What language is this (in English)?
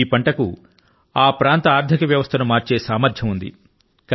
Telugu